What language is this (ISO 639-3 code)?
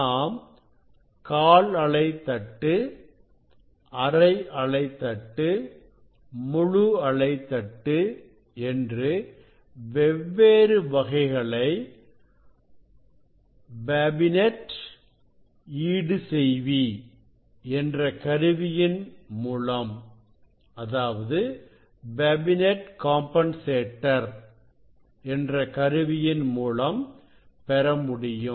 tam